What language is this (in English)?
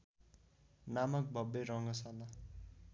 Nepali